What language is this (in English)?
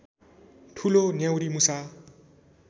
Nepali